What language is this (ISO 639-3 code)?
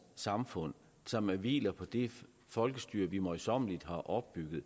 dan